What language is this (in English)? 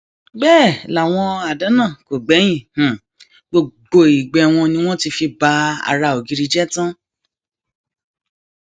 Yoruba